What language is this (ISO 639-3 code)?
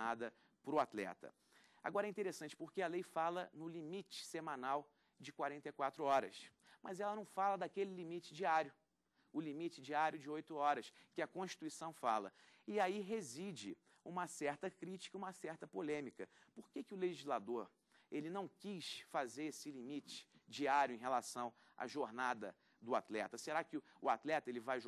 por